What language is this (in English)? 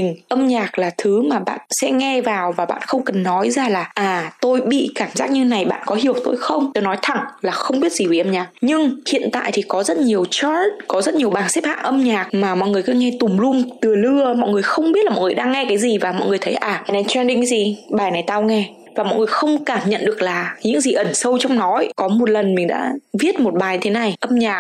Vietnamese